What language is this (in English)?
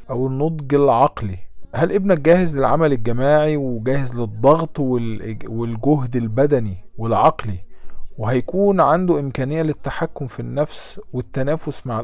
Arabic